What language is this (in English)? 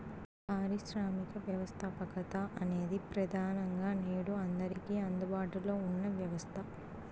Telugu